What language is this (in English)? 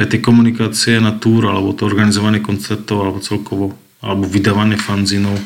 Slovak